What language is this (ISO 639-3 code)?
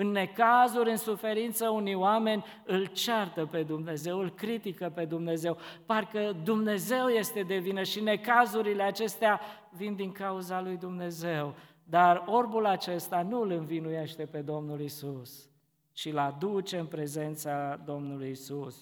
ron